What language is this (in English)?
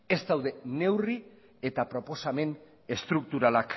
Basque